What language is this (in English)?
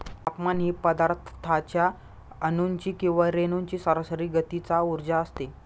Marathi